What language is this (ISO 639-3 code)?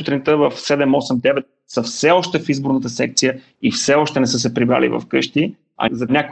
bul